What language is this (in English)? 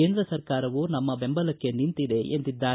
Kannada